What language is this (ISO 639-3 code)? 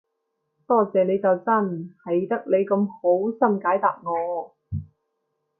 yue